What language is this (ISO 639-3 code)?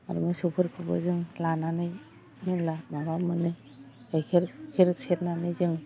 brx